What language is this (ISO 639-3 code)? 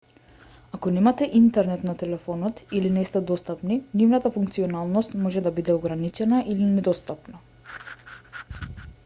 mkd